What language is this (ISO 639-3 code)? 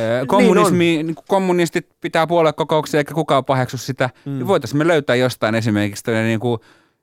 fin